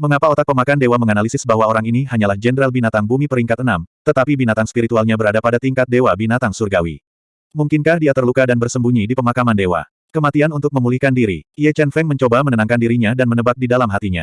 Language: Indonesian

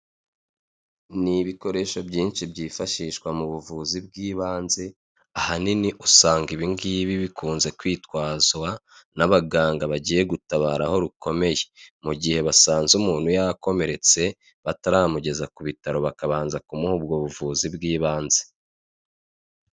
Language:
Kinyarwanda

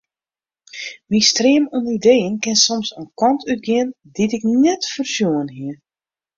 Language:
Western Frisian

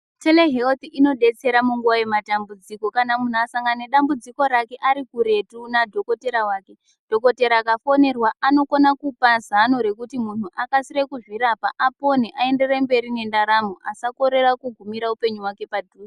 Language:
Ndau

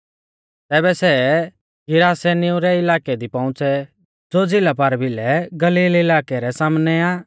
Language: Mahasu Pahari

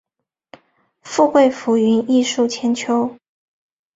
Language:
Chinese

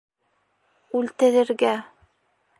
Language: Bashkir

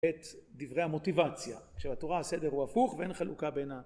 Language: Hebrew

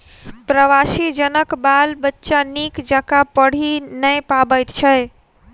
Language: Maithili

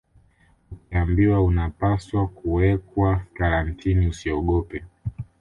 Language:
Swahili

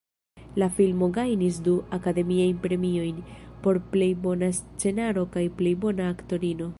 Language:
Esperanto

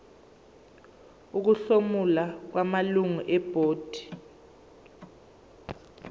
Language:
Zulu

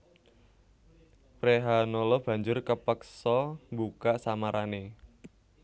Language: Javanese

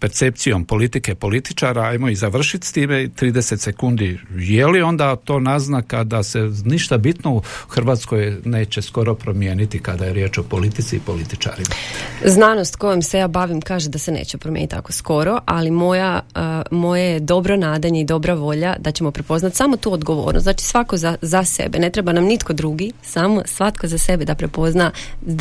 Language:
Croatian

